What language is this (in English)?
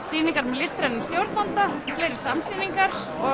Icelandic